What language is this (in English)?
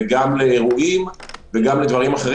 Hebrew